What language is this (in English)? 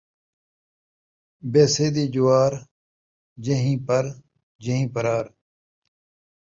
Saraiki